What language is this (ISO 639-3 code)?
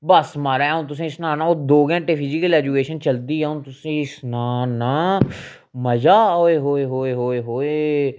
doi